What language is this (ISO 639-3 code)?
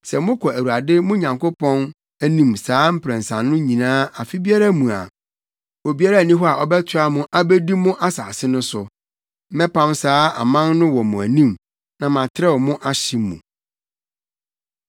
aka